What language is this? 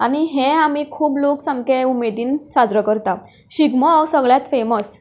Konkani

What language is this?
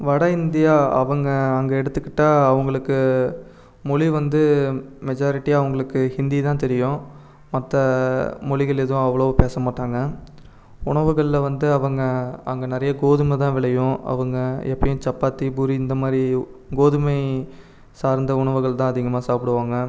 Tamil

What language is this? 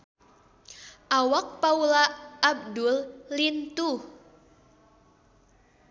Sundanese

